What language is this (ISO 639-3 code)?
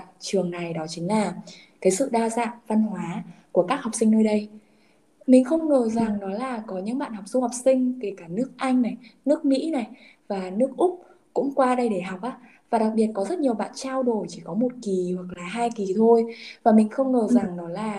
vie